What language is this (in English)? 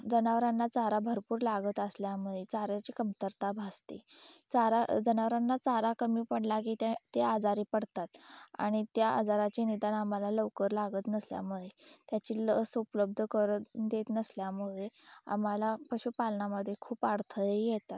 Marathi